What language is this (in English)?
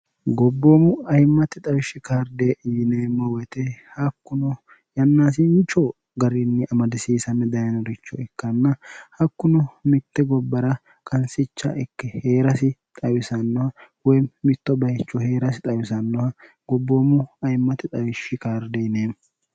Sidamo